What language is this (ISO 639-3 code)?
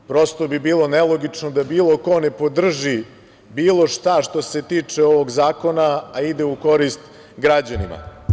srp